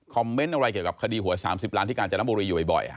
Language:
Thai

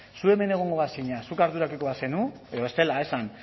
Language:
Basque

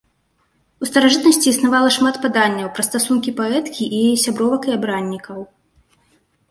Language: Belarusian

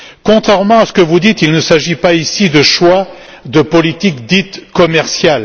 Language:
French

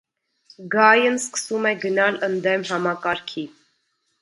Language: Armenian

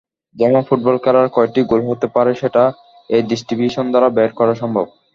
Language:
Bangla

